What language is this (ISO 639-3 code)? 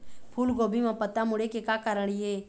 hne